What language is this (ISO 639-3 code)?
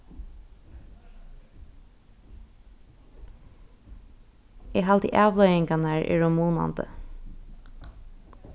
fao